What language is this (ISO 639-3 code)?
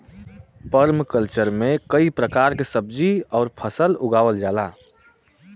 bho